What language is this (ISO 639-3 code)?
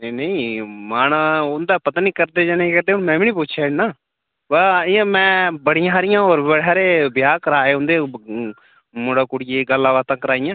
doi